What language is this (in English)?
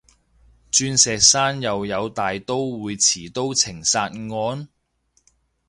Cantonese